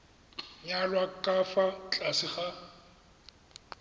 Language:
Tswana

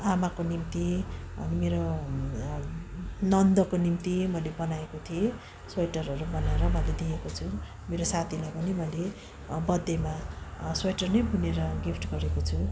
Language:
Nepali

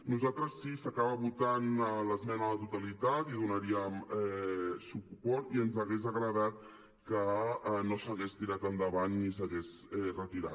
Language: Catalan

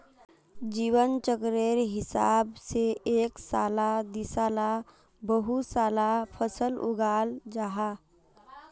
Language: Magahi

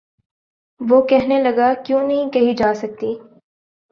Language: Urdu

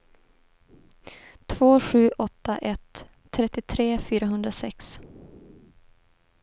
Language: Swedish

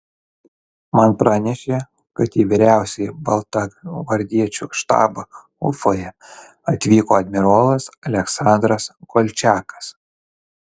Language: Lithuanian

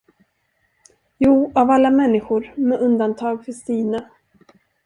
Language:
Swedish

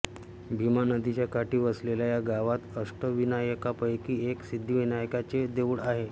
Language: Marathi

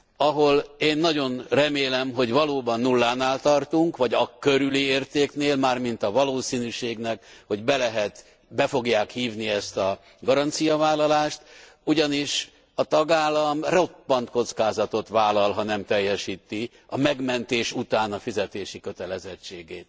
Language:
Hungarian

